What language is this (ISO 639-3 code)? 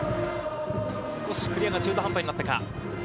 jpn